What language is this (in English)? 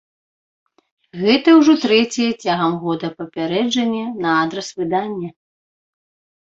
Belarusian